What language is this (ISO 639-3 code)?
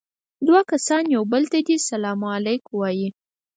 pus